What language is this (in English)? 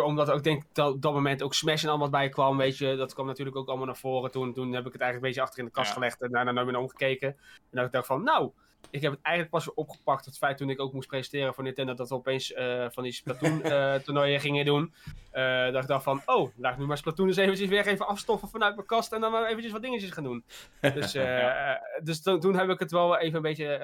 Dutch